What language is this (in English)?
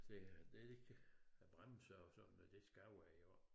Danish